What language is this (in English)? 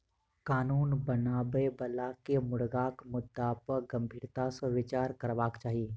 Maithili